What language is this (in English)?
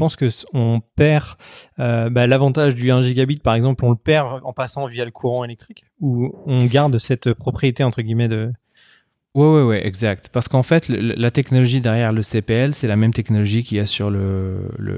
French